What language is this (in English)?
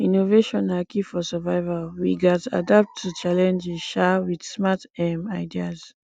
Nigerian Pidgin